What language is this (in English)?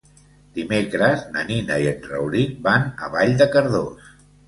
Catalan